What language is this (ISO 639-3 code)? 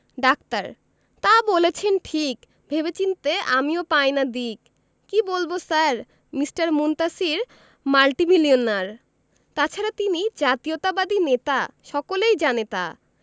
ben